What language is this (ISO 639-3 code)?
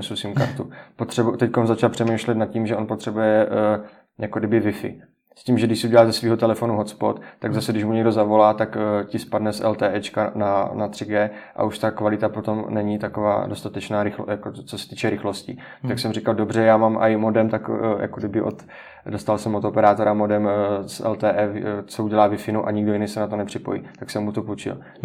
ces